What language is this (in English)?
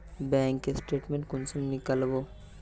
Magahi